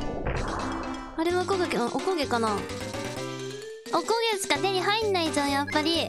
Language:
Japanese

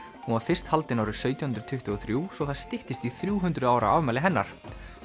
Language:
Icelandic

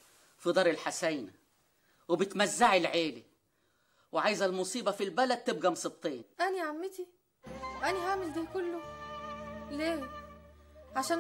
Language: Arabic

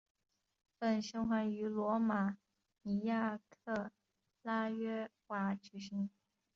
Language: Chinese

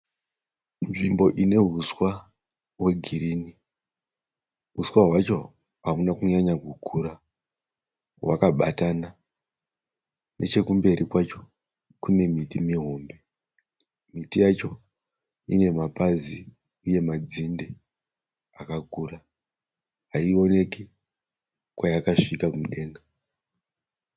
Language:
Shona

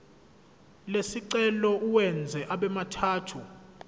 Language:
Zulu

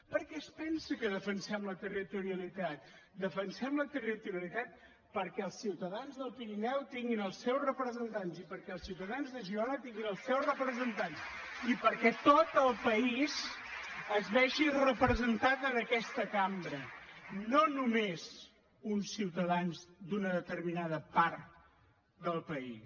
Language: Catalan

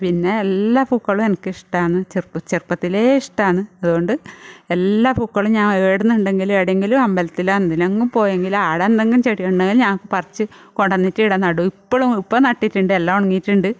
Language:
Malayalam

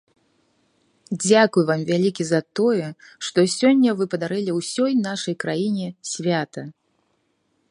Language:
Belarusian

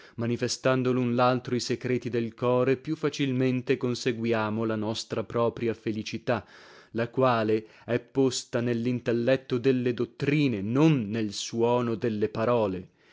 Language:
Italian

